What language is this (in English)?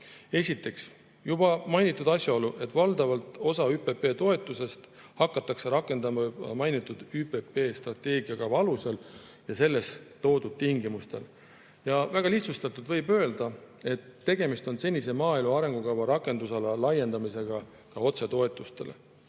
Estonian